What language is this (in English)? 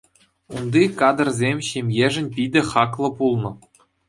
Chuvash